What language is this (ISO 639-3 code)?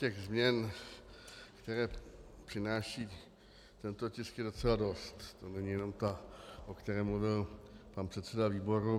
ces